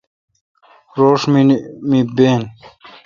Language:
Kalkoti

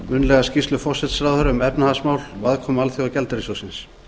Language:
Icelandic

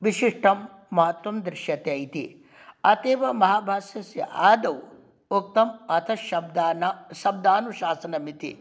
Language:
Sanskrit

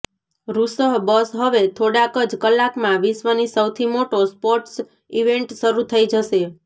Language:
Gujarati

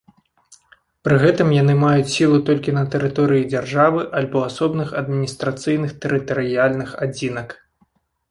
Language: Belarusian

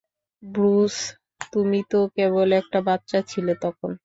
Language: Bangla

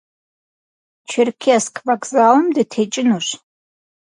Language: Kabardian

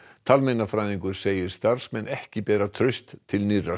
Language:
Icelandic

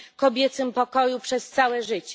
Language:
Polish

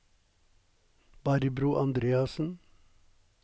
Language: Norwegian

